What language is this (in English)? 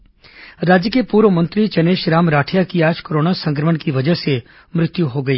Hindi